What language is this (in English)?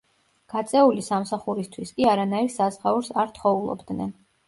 Georgian